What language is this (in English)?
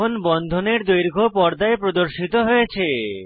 Bangla